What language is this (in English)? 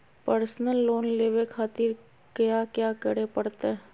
Magahi